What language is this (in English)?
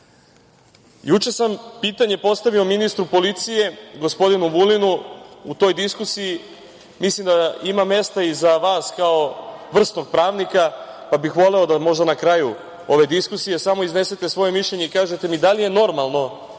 Serbian